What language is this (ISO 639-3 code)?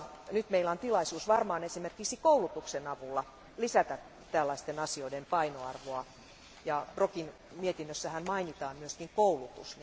fin